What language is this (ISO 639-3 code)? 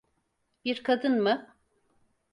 tur